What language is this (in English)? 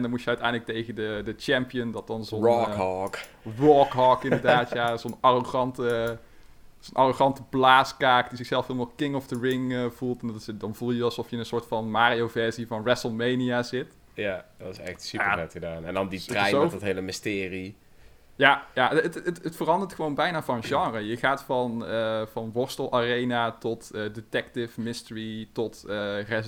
Dutch